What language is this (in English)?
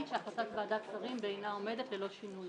Hebrew